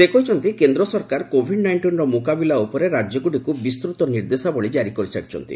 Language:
Odia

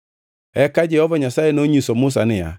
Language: Luo (Kenya and Tanzania)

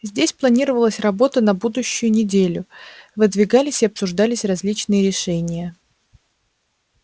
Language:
Russian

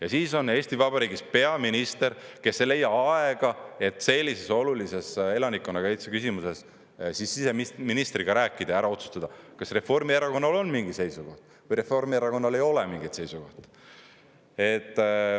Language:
Estonian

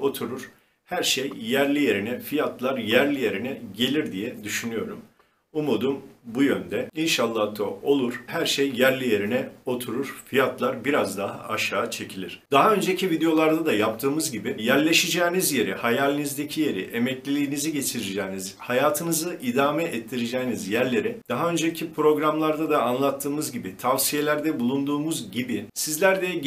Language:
Turkish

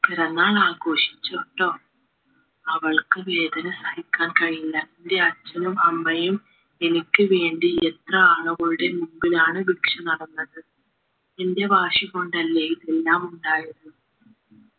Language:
Malayalam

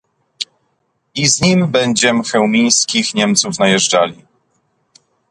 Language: Polish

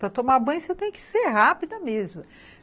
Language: Portuguese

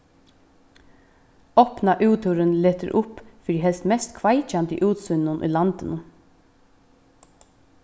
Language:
Faroese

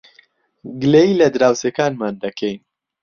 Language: Central Kurdish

